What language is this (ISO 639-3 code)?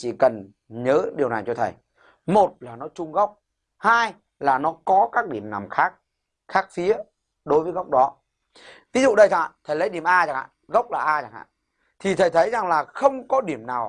vie